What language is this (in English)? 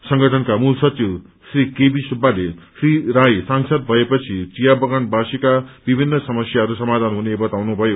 Nepali